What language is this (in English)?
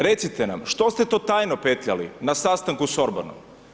Croatian